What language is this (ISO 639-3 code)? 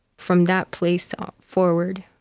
eng